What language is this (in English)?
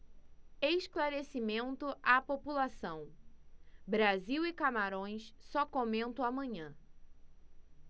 Portuguese